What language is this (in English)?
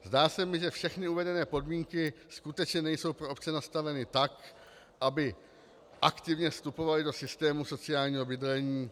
Czech